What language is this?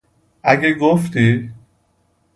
Persian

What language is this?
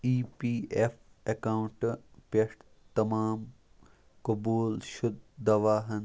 Kashmiri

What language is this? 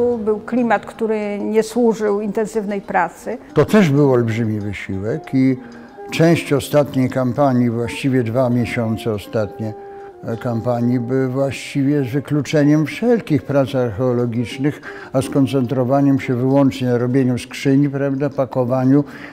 Polish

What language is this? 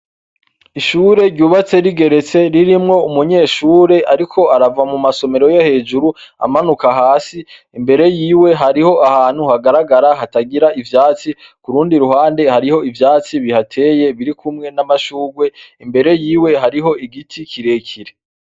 Rundi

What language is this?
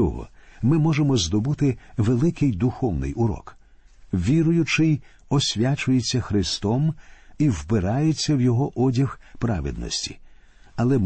Ukrainian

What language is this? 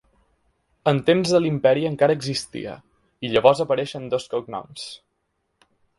Catalan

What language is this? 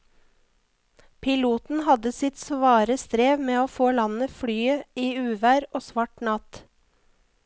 Norwegian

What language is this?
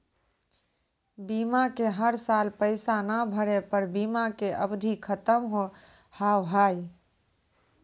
Maithili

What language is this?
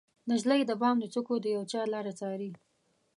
Pashto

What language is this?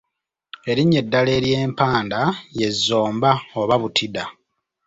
Ganda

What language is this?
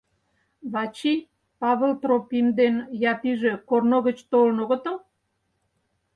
Mari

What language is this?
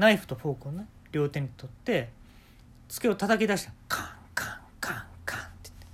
Japanese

